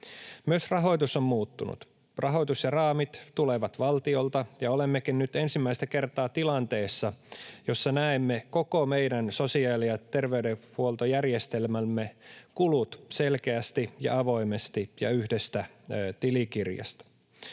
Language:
Finnish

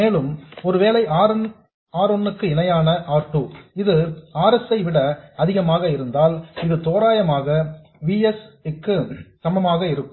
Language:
Tamil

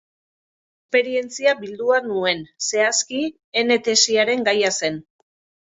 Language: Basque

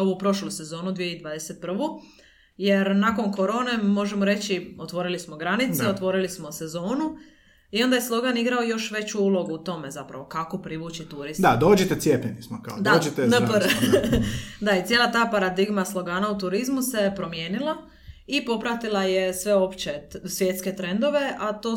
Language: Croatian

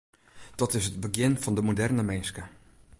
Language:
Western Frisian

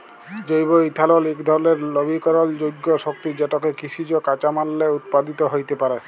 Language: Bangla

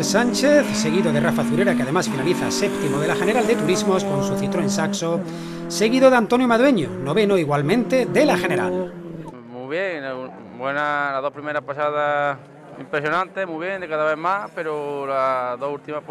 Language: Spanish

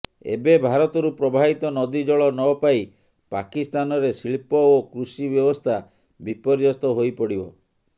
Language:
Odia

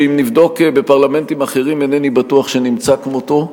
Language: Hebrew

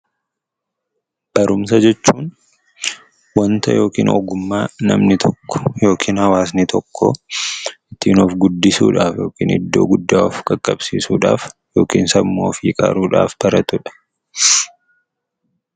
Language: Oromo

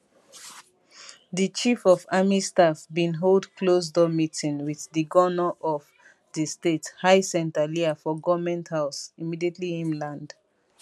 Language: Nigerian Pidgin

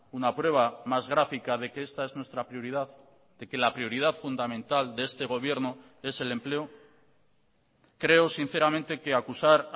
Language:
Spanish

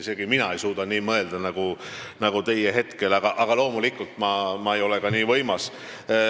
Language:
Estonian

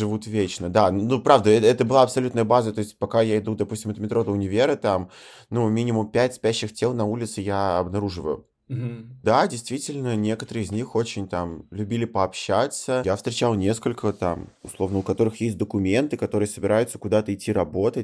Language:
Russian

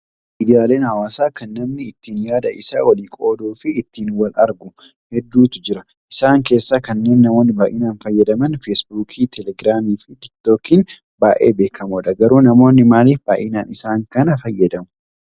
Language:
Oromo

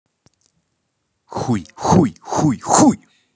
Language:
Russian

